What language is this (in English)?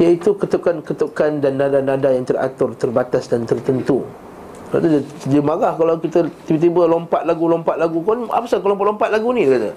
Malay